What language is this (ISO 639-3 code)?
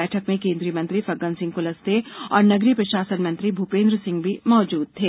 hin